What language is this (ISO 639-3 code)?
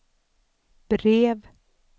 swe